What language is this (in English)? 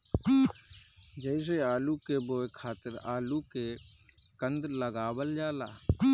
Bhojpuri